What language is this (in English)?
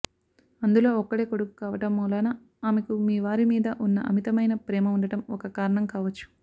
Telugu